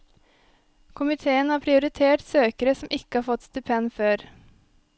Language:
Norwegian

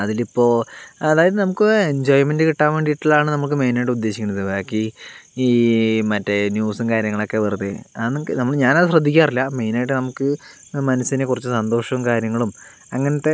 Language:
Malayalam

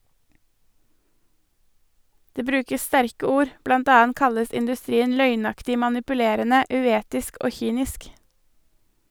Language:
Norwegian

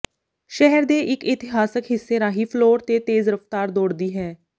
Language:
Punjabi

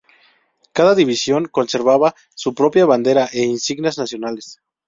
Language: Spanish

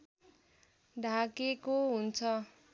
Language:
Nepali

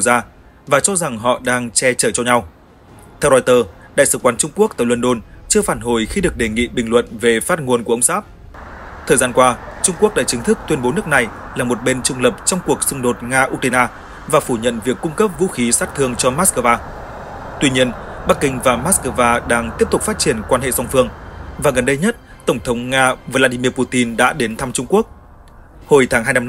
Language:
Vietnamese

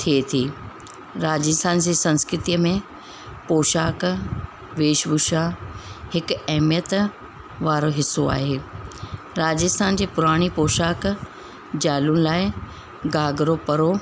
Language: Sindhi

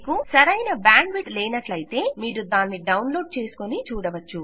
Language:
Telugu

